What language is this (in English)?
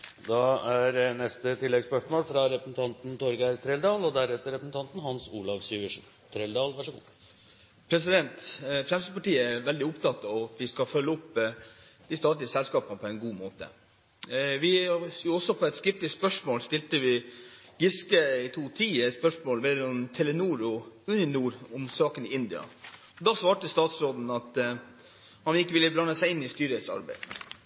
Norwegian